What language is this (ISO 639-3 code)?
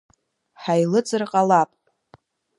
abk